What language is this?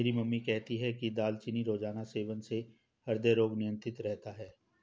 Hindi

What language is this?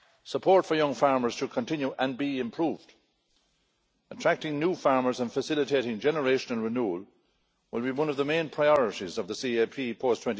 English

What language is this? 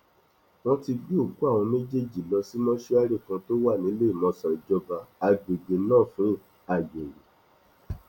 Yoruba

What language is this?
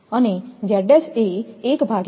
Gujarati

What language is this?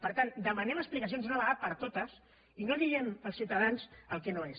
Catalan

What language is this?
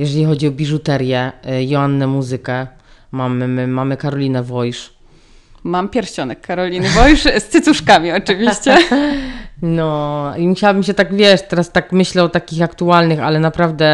Polish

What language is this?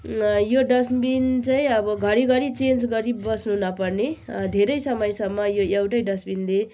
Nepali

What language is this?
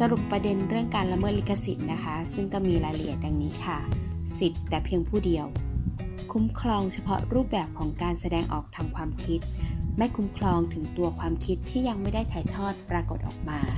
Thai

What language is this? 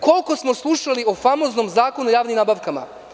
Serbian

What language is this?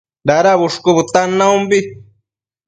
Matsés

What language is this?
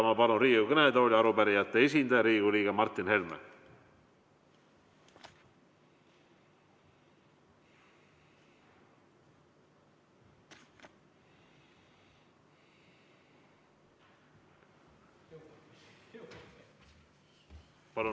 Estonian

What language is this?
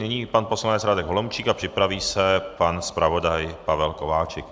Czech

